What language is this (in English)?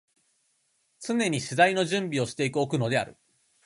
Japanese